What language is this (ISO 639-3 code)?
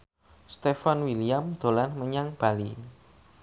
jav